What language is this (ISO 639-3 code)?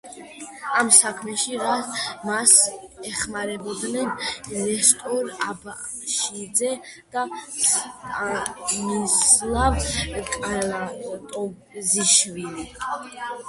kat